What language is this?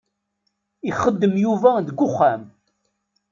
Kabyle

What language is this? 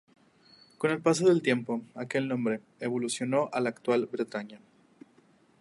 Spanish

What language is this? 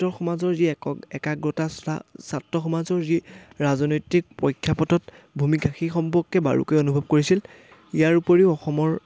Assamese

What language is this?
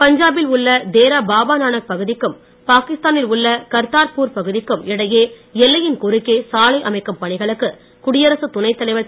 Tamil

